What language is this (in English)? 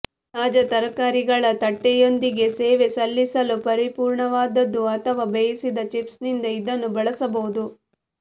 Kannada